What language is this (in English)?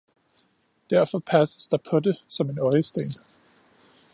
Danish